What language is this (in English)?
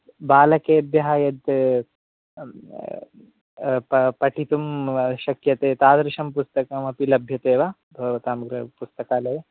Sanskrit